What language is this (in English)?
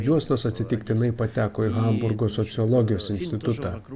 Lithuanian